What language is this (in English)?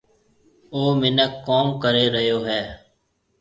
Marwari (Pakistan)